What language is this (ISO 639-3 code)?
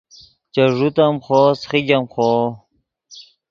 ydg